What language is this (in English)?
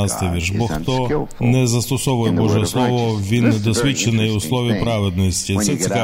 Ukrainian